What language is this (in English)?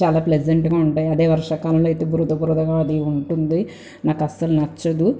Telugu